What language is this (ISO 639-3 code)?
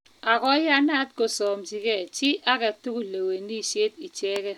kln